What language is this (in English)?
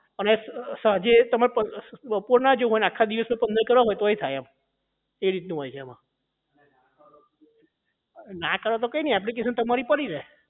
Gujarati